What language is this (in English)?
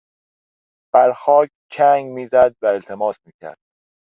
Persian